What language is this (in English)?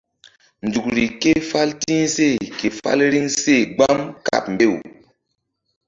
Mbum